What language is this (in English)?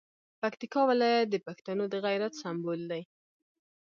Pashto